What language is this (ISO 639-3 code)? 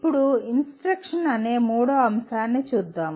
tel